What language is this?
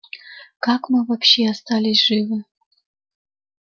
Russian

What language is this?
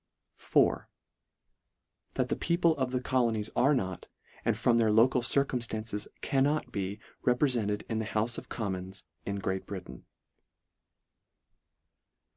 English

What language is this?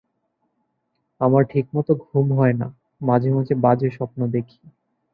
Bangla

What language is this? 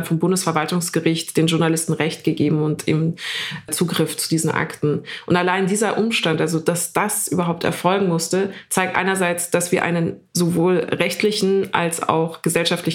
German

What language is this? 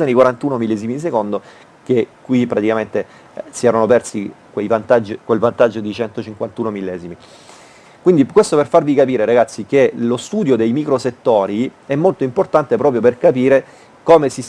Italian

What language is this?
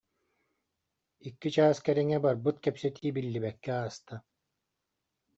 Yakut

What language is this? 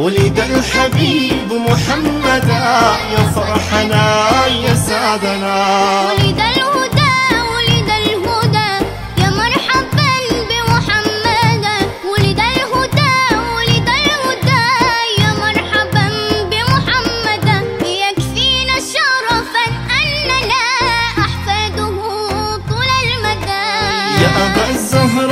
Arabic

